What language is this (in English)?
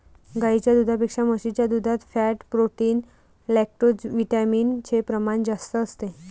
Marathi